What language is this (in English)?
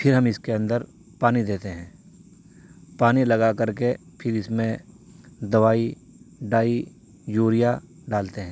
Urdu